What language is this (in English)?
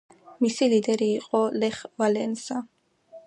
Georgian